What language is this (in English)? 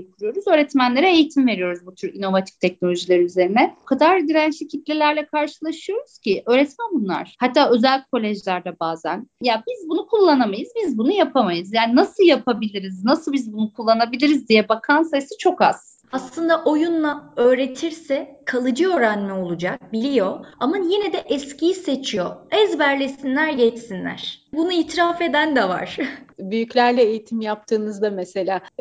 Turkish